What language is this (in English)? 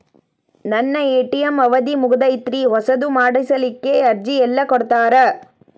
Kannada